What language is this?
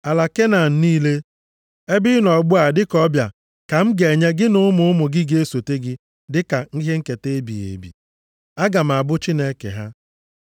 Igbo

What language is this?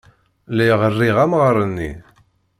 Kabyle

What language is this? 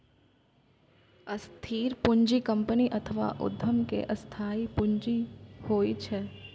Maithili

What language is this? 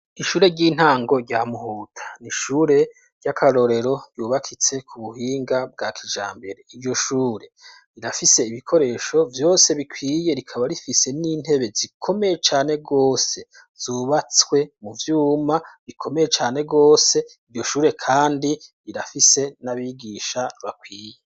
Rundi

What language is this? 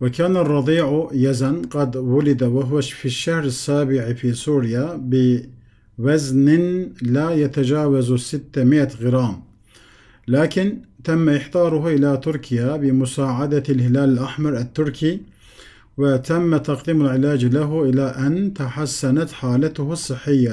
Turkish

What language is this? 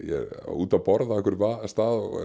Icelandic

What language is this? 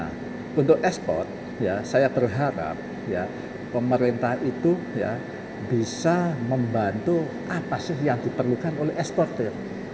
Indonesian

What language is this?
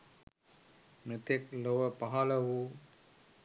Sinhala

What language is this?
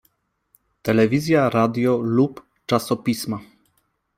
Polish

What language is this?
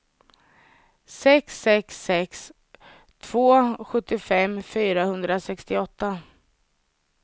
Swedish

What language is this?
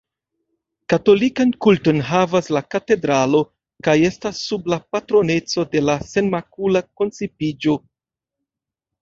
Esperanto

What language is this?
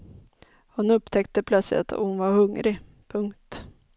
Swedish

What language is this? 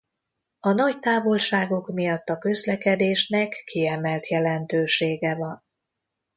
Hungarian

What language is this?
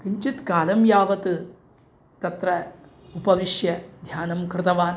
Sanskrit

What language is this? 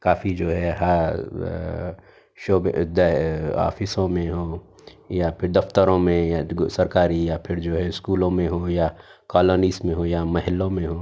Urdu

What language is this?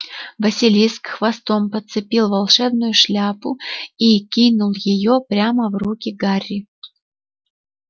Russian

